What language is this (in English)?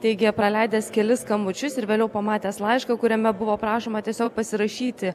Lithuanian